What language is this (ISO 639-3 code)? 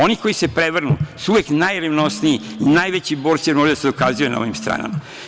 srp